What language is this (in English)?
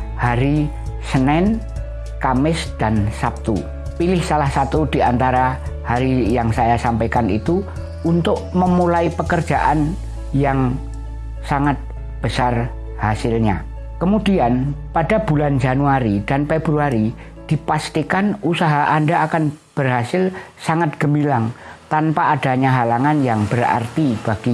Indonesian